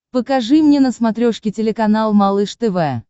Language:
Russian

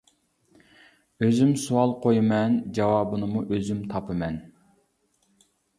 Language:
Uyghur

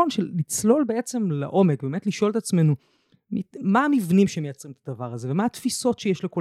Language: Hebrew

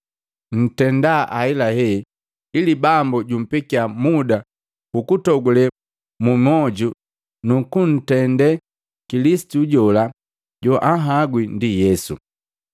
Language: Matengo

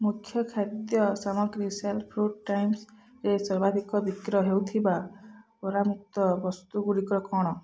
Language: Odia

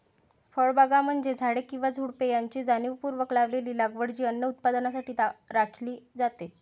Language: Marathi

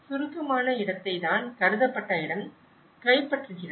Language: Tamil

